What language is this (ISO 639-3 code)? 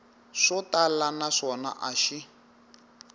tso